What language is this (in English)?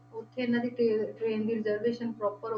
Punjabi